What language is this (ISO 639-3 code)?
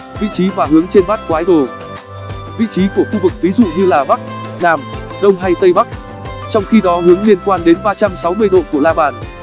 vie